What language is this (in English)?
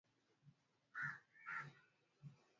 Swahili